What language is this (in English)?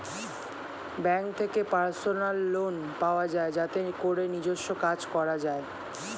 Bangla